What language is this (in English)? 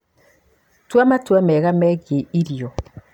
Kikuyu